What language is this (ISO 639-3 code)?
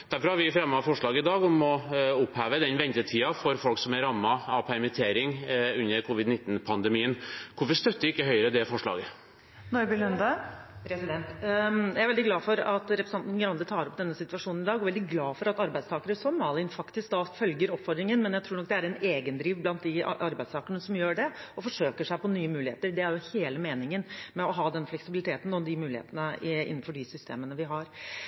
nob